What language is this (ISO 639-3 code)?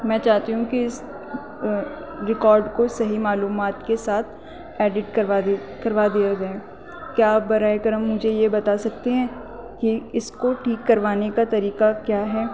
urd